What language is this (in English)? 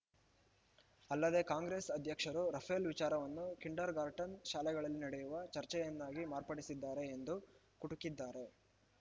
Kannada